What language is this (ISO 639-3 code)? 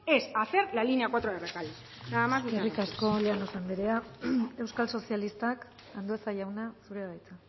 eus